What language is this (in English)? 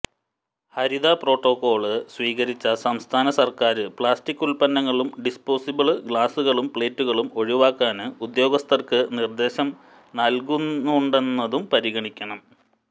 Malayalam